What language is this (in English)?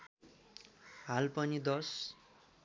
Nepali